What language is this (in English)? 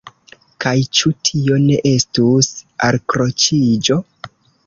Esperanto